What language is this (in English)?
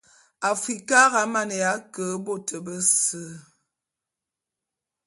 Bulu